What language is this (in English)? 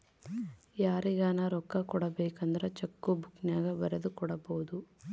Kannada